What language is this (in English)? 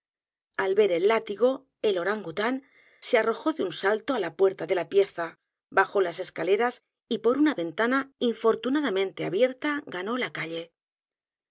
Spanish